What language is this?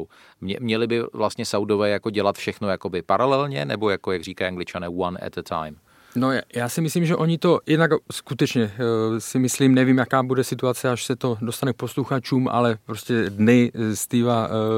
Czech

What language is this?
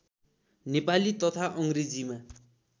Nepali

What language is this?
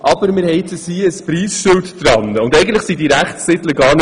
Swiss German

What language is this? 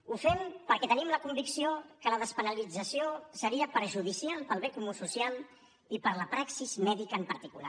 Catalan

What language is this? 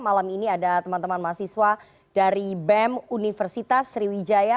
Indonesian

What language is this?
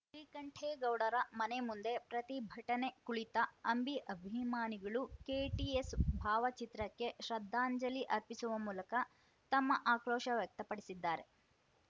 Kannada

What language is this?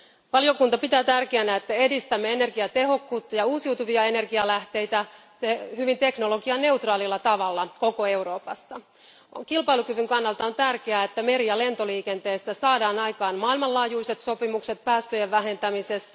Finnish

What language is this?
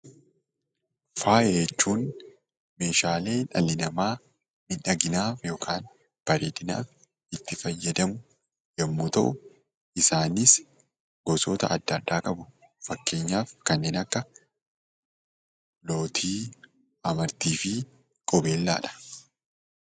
Oromo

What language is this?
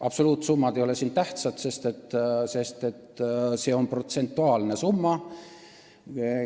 Estonian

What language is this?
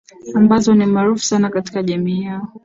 Swahili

